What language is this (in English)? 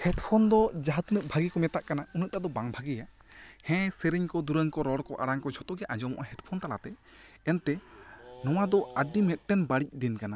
Santali